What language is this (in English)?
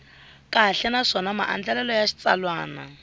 Tsonga